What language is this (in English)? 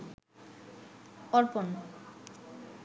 Bangla